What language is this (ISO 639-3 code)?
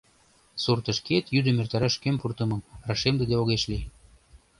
chm